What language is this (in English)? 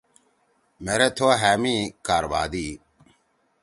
Torwali